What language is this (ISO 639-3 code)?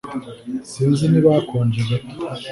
kin